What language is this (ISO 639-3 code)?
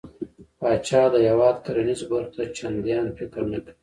pus